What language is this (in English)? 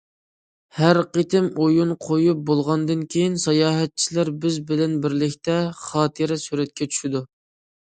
Uyghur